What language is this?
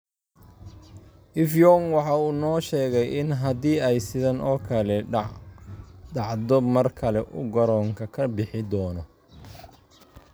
Somali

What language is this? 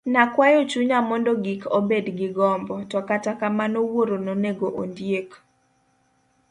Luo (Kenya and Tanzania)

